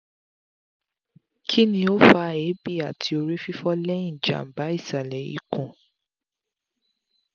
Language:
Yoruba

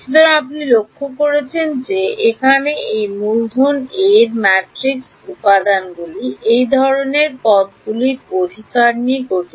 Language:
Bangla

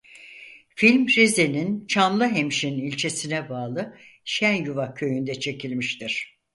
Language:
Turkish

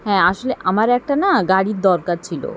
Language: Bangla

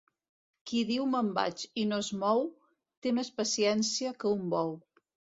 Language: Catalan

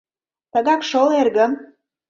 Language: Mari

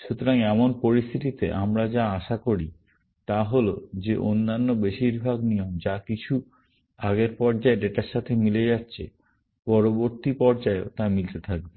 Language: Bangla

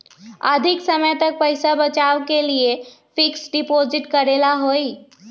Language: Magahi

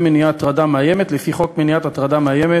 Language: Hebrew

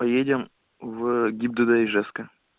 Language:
Russian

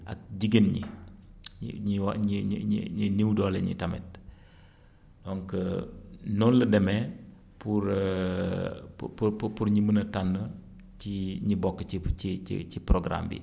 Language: Wolof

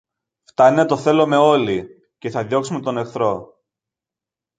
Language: Greek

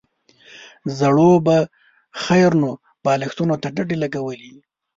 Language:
Pashto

